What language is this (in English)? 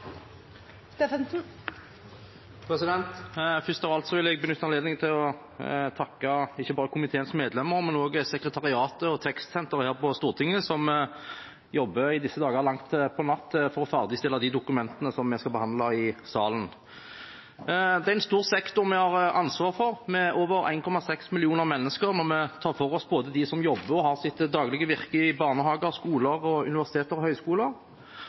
Norwegian Bokmål